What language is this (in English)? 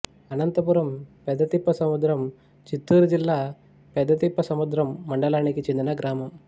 Telugu